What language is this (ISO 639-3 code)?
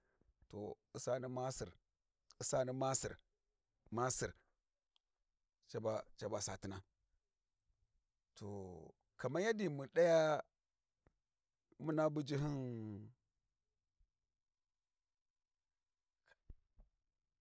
wji